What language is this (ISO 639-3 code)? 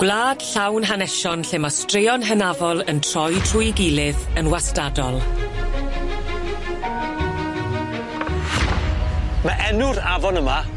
cym